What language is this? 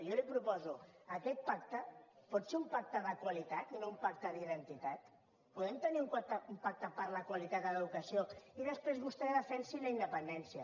Catalan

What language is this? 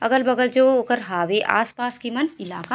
Chhattisgarhi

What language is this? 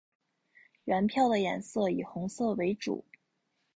Chinese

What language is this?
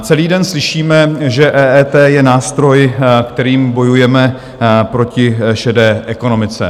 Czech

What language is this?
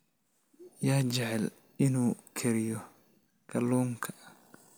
Somali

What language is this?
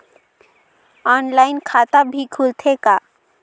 Chhattisgarhi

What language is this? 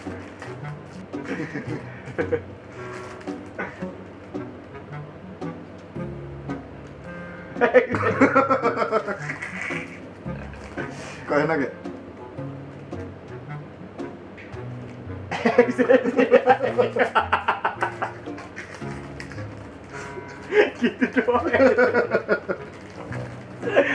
Indonesian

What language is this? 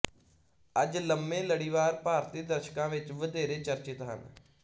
Punjabi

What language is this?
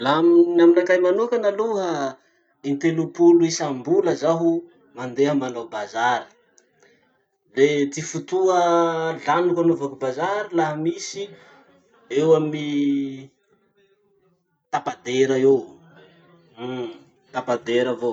Masikoro Malagasy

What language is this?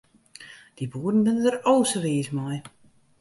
Western Frisian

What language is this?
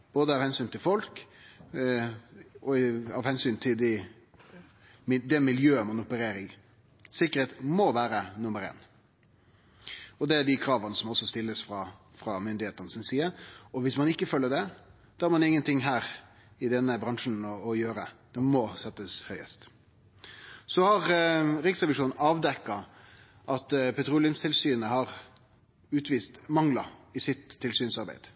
Norwegian Nynorsk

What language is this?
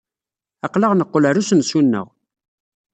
Kabyle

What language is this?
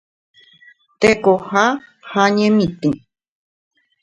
Guarani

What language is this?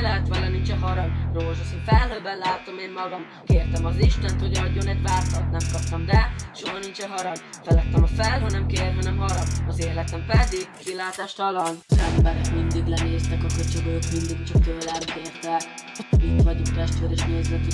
Dutch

